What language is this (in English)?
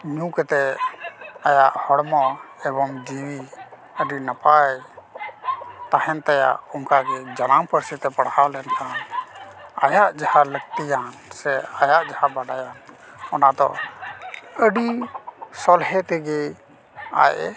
Santali